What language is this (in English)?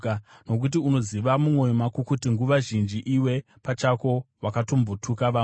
Shona